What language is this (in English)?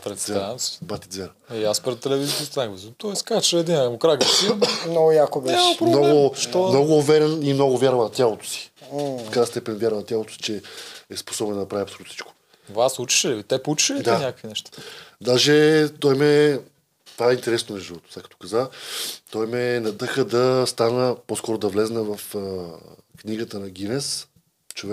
Bulgarian